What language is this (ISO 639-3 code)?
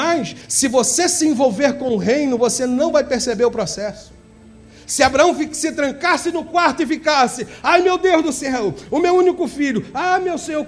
por